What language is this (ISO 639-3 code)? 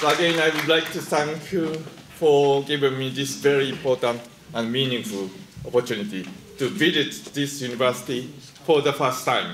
ron